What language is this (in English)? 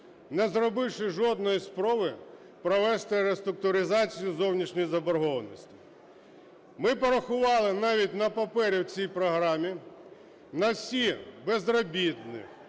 Ukrainian